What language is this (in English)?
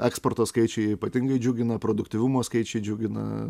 Lithuanian